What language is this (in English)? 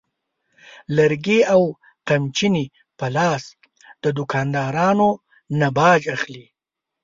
Pashto